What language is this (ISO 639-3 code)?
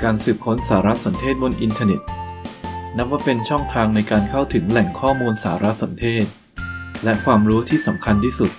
tha